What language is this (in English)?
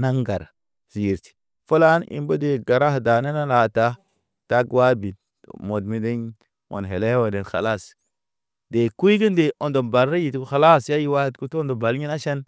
Naba